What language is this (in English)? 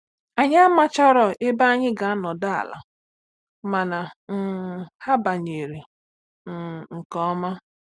Igbo